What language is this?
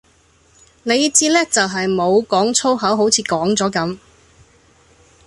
Cantonese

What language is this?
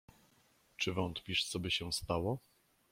Polish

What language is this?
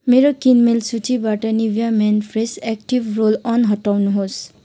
Nepali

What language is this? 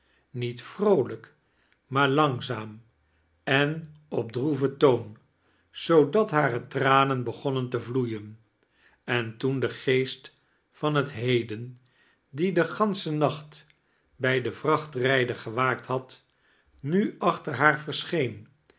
Dutch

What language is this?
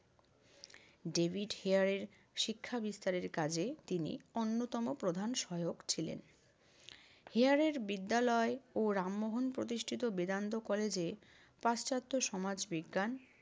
Bangla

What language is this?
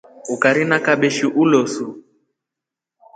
Rombo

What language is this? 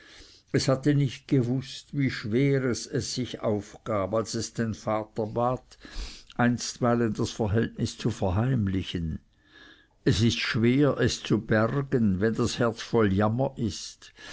German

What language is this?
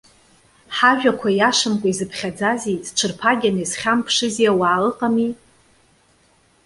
Abkhazian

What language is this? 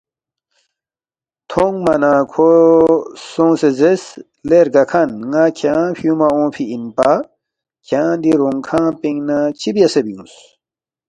Balti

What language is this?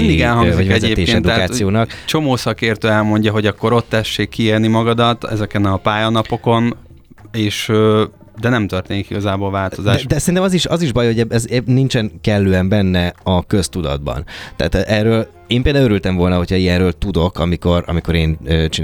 Hungarian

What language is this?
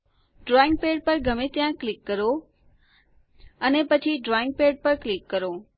Gujarati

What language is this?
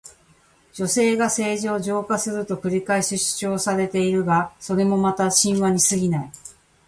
Japanese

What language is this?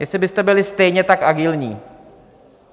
Czech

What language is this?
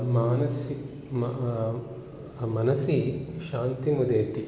Sanskrit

